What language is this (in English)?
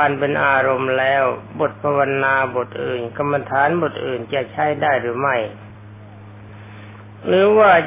Thai